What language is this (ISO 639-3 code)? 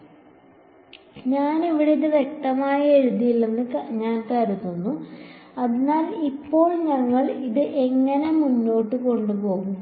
mal